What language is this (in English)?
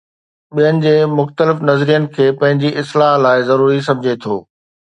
Sindhi